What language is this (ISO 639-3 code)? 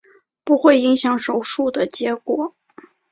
zho